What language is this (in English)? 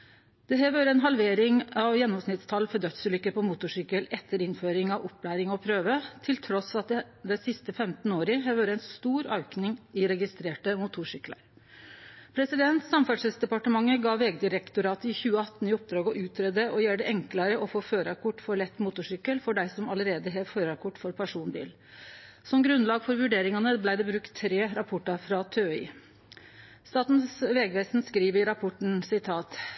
Norwegian Nynorsk